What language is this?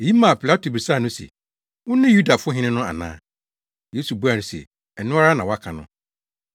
Akan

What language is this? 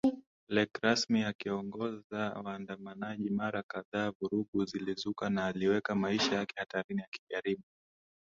Swahili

